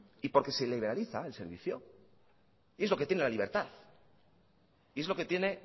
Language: Spanish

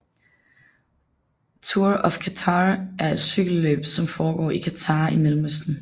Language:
Danish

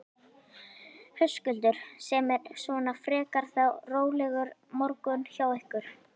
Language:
Icelandic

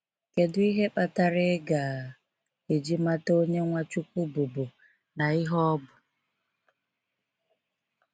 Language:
Igbo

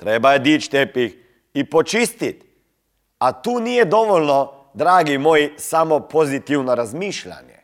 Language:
Croatian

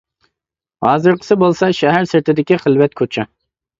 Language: Uyghur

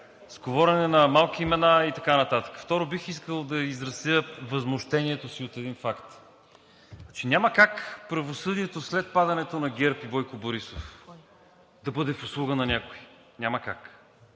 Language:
Bulgarian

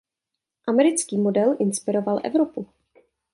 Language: Czech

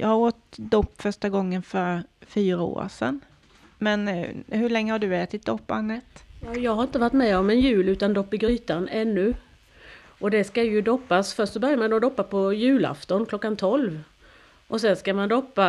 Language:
Swedish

